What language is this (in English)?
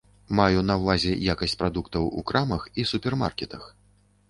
Belarusian